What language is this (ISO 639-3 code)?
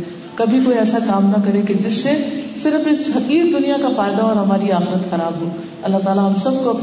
urd